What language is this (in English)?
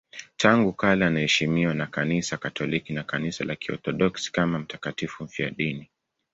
Swahili